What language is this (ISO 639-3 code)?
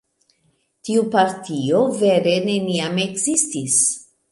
epo